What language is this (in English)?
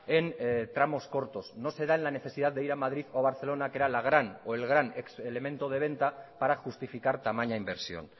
Spanish